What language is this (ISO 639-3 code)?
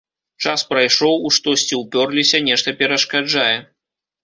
bel